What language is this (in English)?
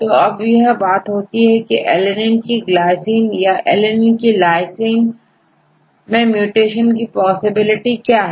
Hindi